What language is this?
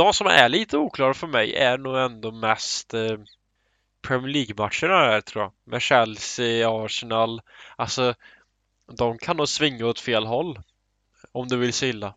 Swedish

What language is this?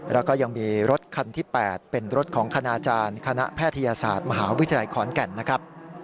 Thai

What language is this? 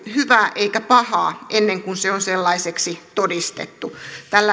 Finnish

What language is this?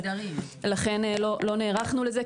Hebrew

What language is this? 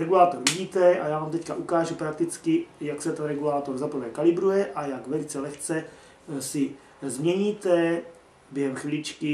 Czech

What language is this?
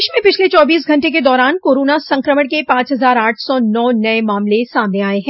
Hindi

